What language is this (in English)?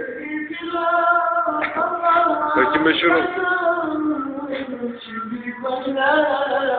Arabic